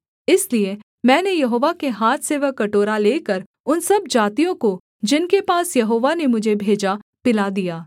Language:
Hindi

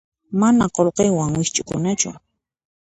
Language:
Puno Quechua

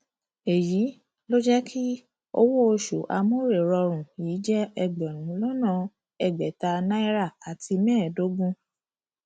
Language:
Yoruba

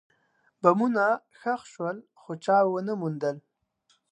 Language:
Pashto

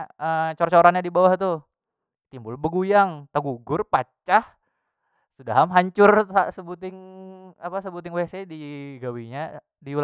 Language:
Banjar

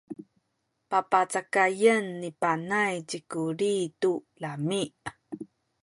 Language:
Sakizaya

